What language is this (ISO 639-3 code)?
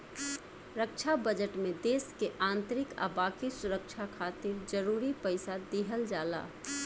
bho